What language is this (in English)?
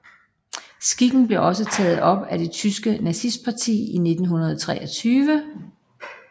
Danish